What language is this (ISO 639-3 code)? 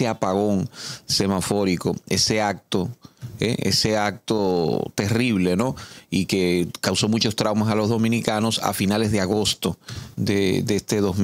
spa